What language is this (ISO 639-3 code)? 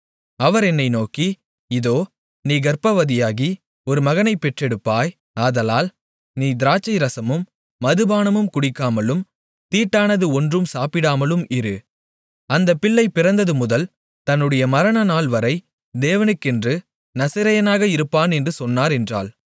tam